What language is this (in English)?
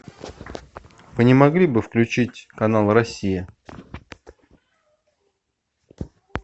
Russian